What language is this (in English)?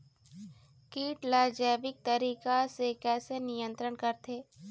Chhattisgarhi